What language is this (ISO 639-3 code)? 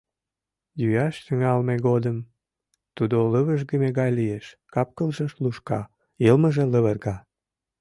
chm